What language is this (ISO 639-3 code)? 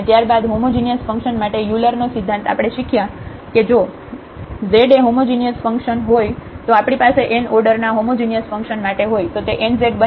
guj